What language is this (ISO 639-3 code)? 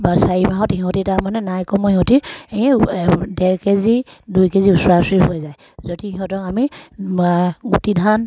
asm